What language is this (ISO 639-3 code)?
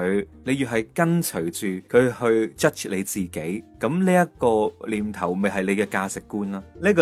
zho